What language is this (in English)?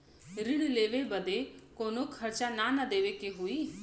Bhojpuri